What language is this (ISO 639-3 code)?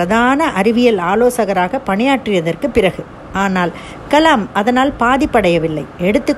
tam